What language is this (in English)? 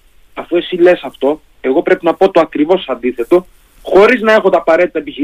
Greek